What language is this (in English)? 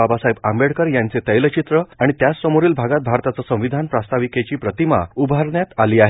Marathi